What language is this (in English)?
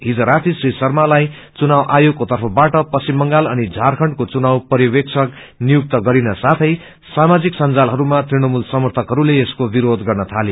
Nepali